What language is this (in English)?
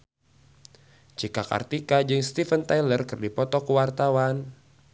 Sundanese